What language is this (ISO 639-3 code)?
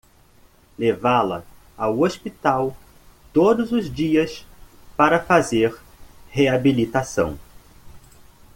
por